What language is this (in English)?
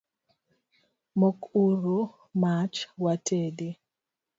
Luo (Kenya and Tanzania)